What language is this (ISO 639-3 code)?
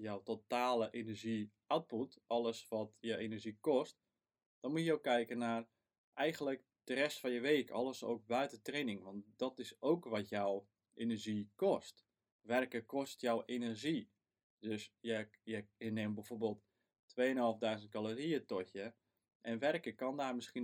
nld